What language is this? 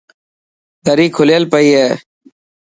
Dhatki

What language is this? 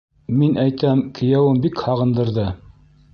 Bashkir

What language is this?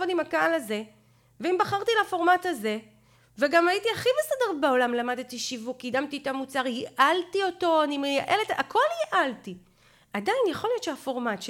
Hebrew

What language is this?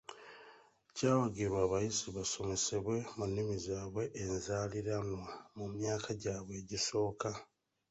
Ganda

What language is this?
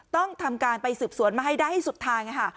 Thai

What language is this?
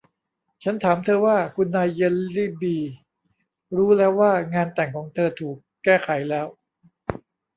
Thai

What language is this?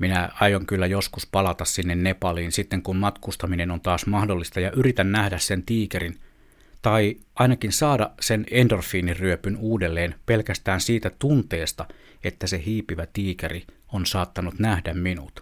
Finnish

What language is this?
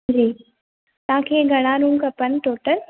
Sindhi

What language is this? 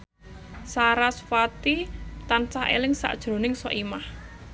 Javanese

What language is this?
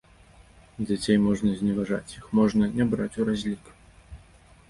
Belarusian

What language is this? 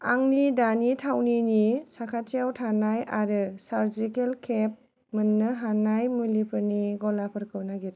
Bodo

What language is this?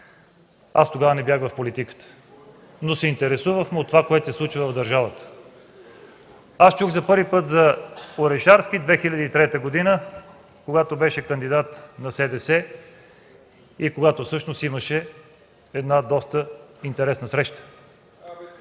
Bulgarian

